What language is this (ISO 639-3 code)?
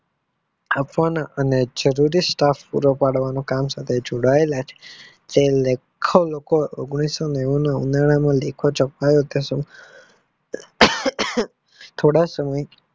guj